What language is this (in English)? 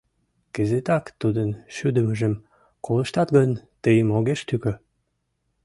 Mari